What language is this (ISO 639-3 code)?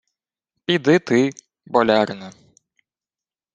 ukr